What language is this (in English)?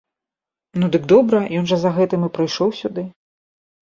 Belarusian